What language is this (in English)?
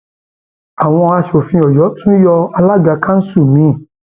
Yoruba